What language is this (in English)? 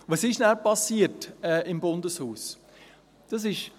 Swiss German